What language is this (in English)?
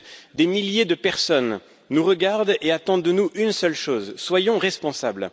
French